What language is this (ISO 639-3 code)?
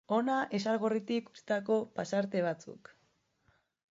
eus